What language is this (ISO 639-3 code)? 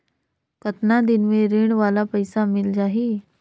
hne